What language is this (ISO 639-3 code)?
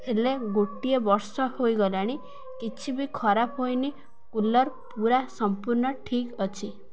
ori